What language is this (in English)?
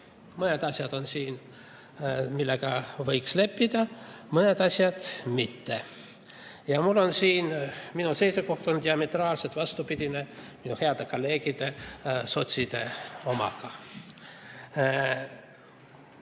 Estonian